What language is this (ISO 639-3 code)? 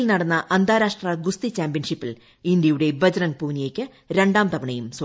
mal